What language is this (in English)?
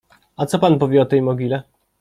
Polish